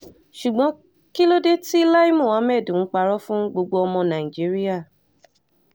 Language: Yoruba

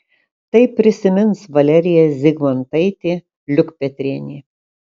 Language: Lithuanian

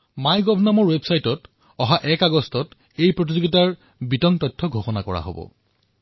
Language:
Assamese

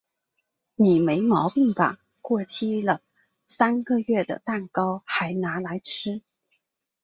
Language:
Chinese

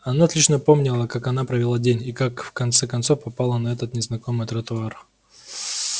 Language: Russian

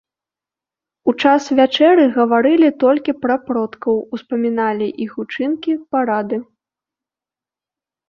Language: Belarusian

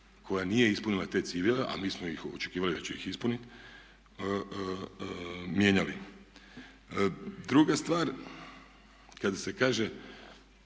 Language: Croatian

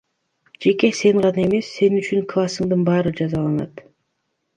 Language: Kyrgyz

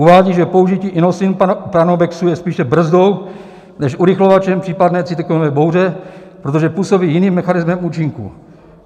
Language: Czech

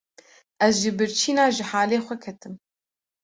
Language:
Kurdish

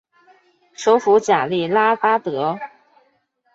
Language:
Chinese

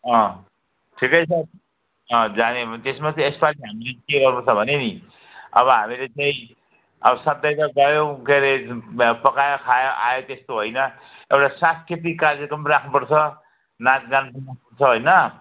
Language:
Nepali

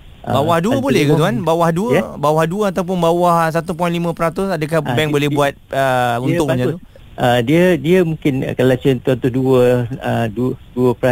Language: Malay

